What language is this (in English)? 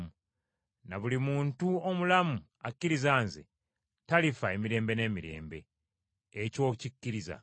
Ganda